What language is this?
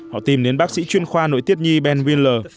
Vietnamese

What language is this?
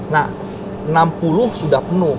Indonesian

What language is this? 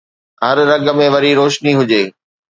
Sindhi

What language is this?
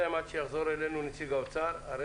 Hebrew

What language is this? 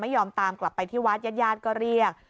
Thai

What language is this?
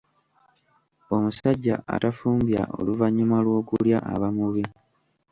Ganda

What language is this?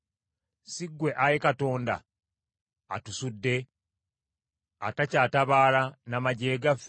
Ganda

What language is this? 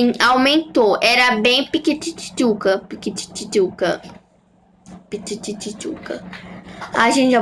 Portuguese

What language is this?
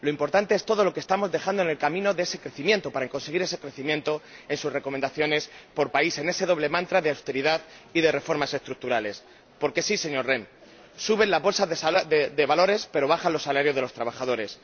Spanish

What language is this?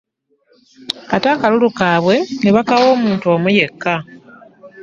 Ganda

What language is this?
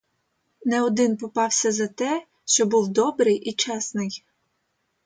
Ukrainian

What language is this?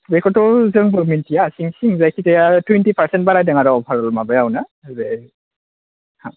Bodo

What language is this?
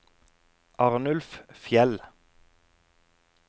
Norwegian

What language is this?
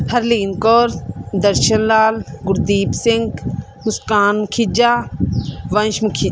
Punjabi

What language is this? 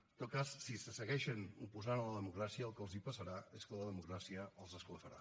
Catalan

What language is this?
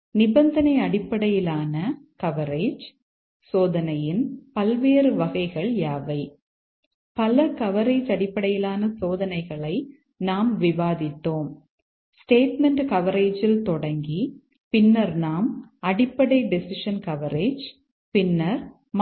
Tamil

